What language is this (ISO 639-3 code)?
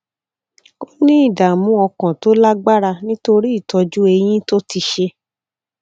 yor